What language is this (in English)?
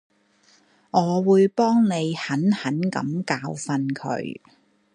Cantonese